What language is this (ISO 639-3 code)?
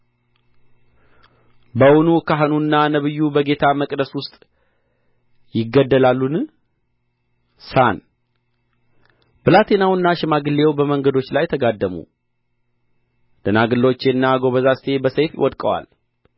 amh